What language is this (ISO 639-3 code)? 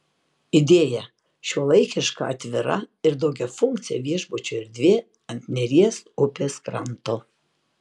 lit